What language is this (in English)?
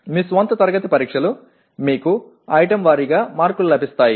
Telugu